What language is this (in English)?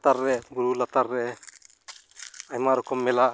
Santali